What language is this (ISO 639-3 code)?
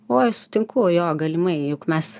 lit